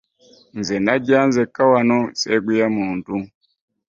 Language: Ganda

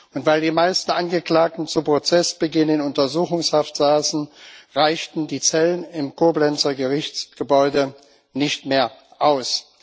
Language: German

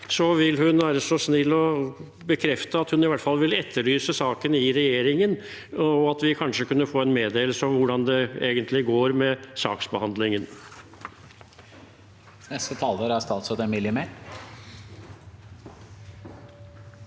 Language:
Norwegian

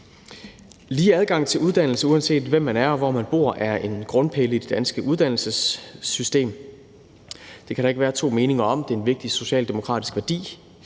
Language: Danish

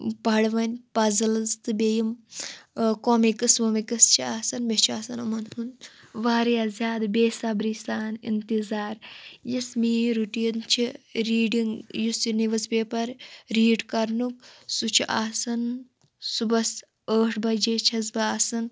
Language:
Kashmiri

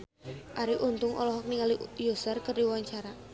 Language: Sundanese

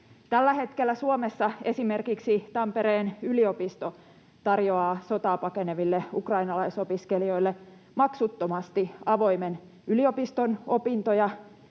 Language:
Finnish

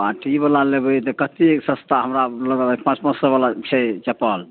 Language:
Maithili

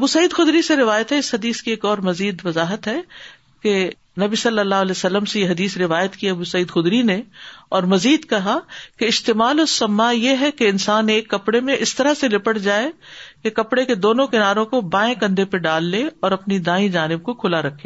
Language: Urdu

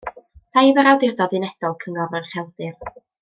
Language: Welsh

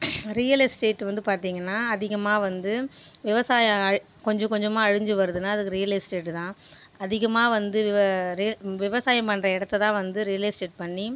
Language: Tamil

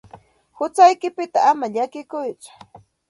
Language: Santa Ana de Tusi Pasco Quechua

